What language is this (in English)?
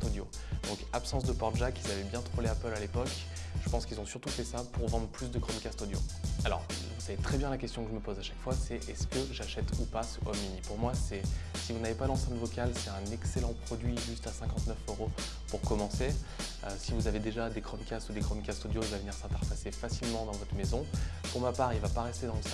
French